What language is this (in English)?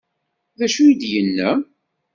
Kabyle